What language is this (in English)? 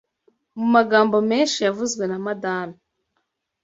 Kinyarwanda